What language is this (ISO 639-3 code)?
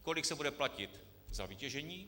ces